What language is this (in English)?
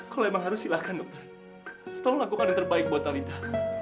Indonesian